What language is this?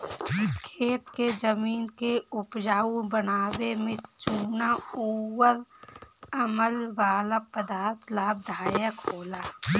Bhojpuri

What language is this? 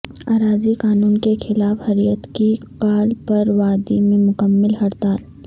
Urdu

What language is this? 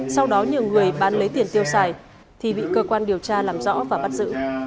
Vietnamese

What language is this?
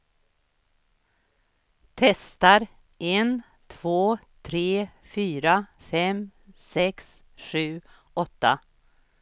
Swedish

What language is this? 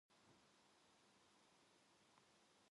Korean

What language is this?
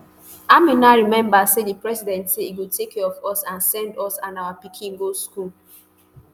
Nigerian Pidgin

